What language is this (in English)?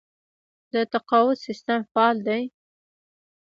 Pashto